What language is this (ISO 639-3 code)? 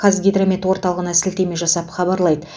kaz